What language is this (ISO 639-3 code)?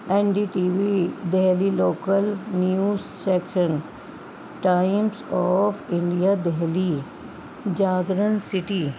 urd